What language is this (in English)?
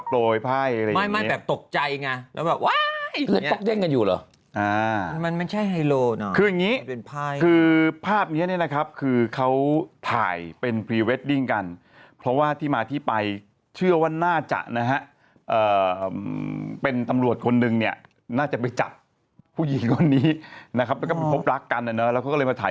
Thai